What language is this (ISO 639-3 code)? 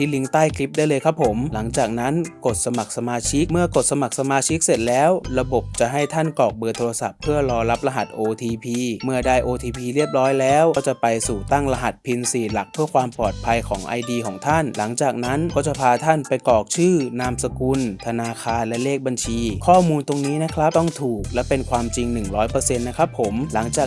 tha